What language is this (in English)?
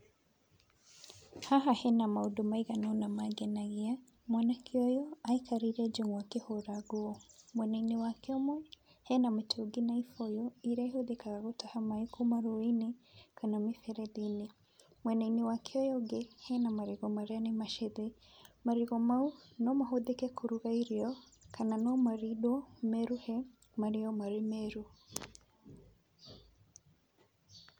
Kikuyu